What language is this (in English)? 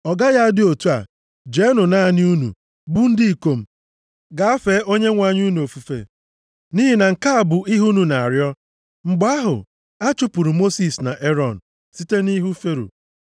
Igbo